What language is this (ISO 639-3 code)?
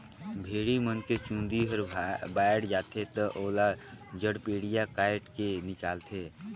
hne